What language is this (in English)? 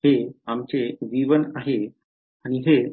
Marathi